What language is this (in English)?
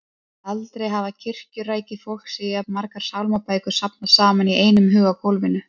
Icelandic